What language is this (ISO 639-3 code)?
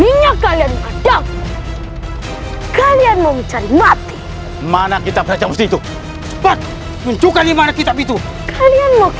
ind